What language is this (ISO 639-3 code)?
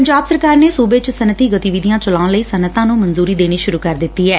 pan